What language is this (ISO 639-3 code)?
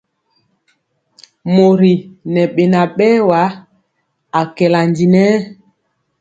mcx